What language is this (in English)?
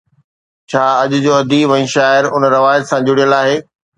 Sindhi